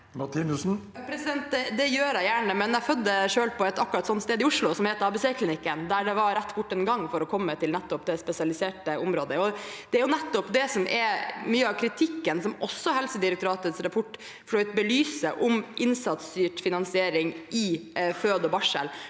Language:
Norwegian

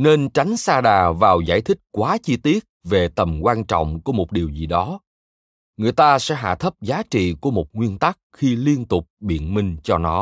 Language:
Vietnamese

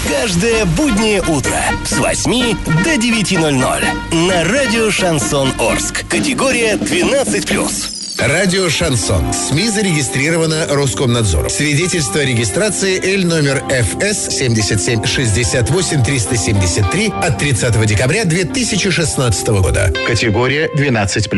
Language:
Russian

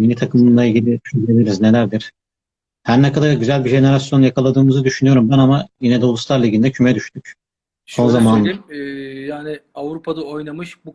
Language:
Turkish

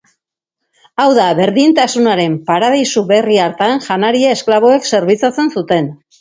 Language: Basque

